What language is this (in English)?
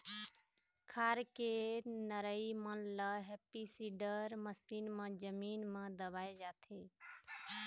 Chhattisgarhi